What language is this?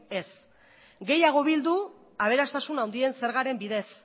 Basque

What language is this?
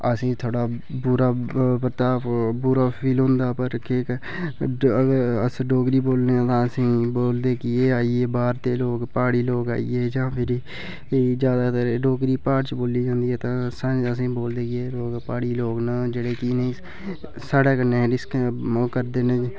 Dogri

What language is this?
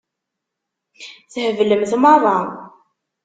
Kabyle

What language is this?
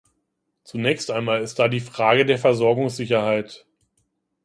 German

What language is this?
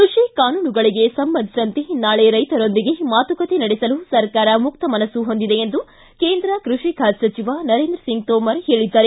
Kannada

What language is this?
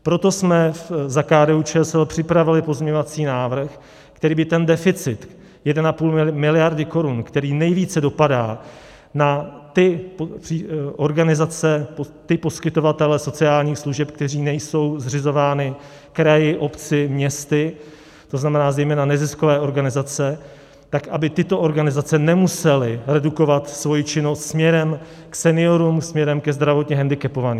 Czech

